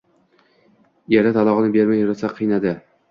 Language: Uzbek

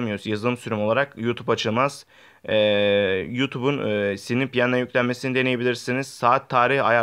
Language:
Turkish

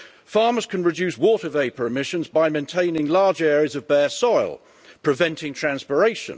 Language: English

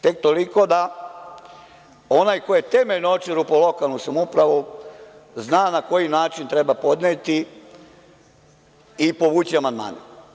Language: Serbian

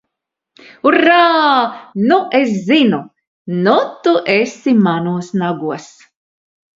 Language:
Latvian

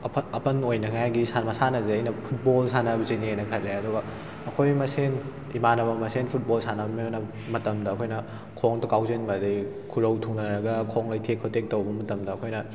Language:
Manipuri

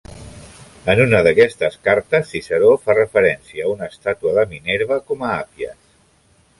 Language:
Catalan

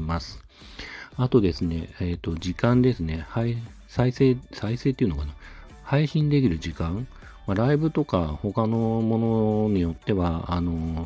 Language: Japanese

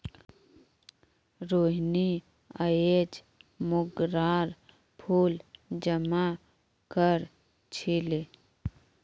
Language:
Magahi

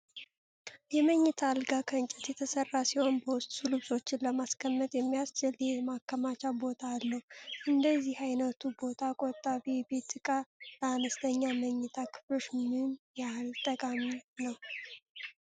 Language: Amharic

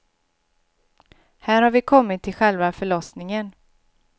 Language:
Swedish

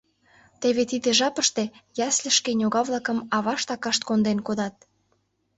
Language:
Mari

